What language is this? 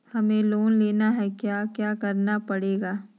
Magahi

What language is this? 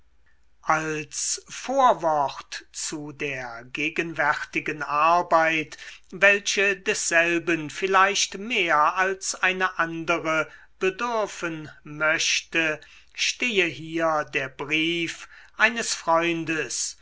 German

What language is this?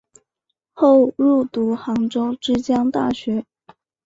Chinese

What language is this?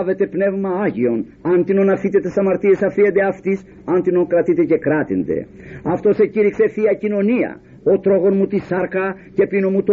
Greek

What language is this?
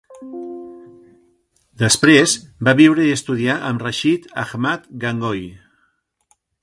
Catalan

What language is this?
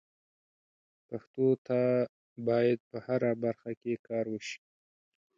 Pashto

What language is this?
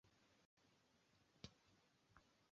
Swahili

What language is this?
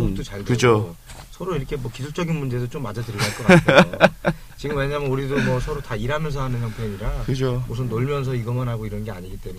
Korean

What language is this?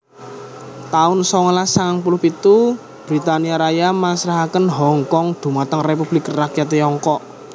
Javanese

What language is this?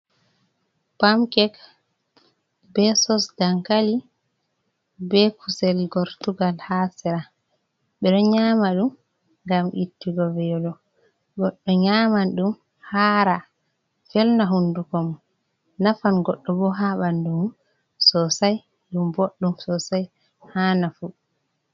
Fula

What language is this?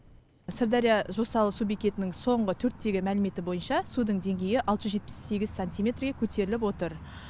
Kazakh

